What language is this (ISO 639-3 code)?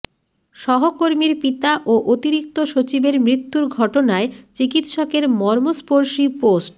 ben